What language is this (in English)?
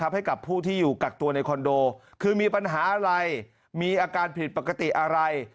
Thai